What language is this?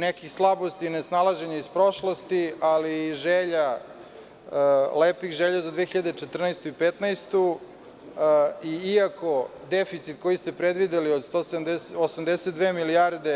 Serbian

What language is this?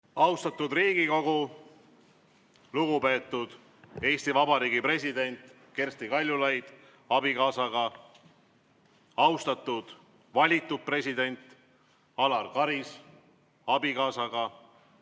Estonian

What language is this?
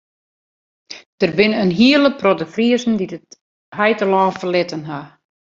Western Frisian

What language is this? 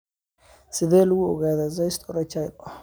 Somali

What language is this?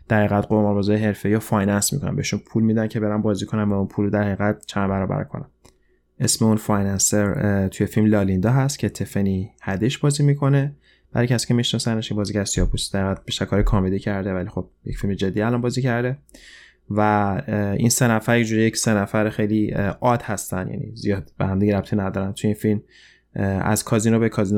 Persian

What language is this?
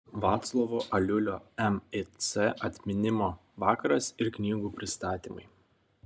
Lithuanian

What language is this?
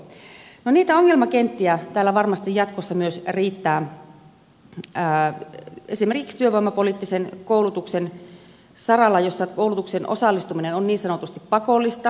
Finnish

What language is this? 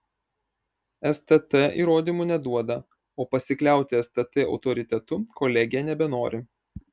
Lithuanian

